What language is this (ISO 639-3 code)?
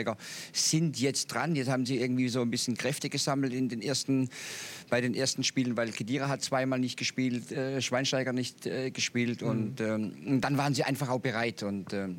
deu